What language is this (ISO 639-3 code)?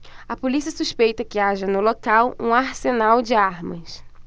por